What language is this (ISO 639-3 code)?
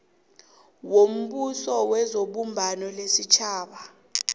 nbl